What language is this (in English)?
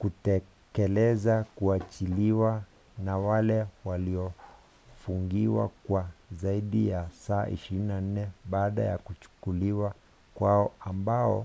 Swahili